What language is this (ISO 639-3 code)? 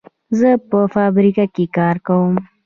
pus